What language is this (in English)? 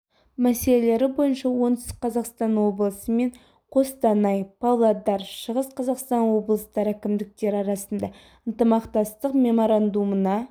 Kazakh